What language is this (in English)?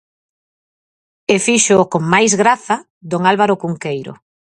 Galician